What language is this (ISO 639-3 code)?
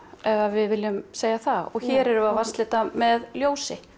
isl